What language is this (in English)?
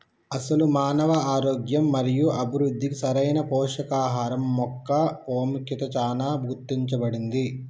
Telugu